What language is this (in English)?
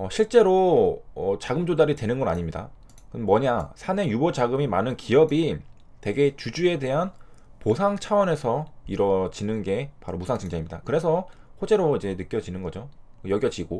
Korean